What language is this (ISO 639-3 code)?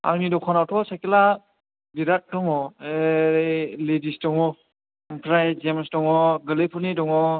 brx